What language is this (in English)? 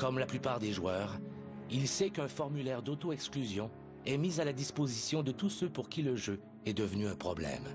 French